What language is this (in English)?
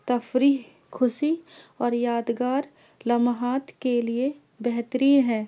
Urdu